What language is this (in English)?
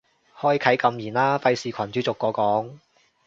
Cantonese